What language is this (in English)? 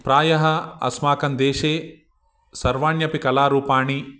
Sanskrit